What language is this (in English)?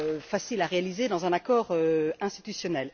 French